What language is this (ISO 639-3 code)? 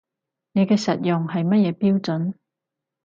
yue